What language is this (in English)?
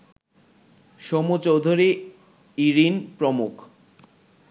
Bangla